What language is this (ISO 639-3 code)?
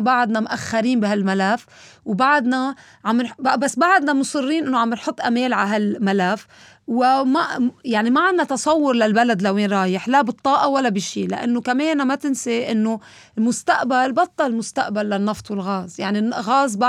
ara